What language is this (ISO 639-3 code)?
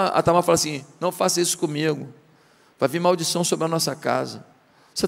por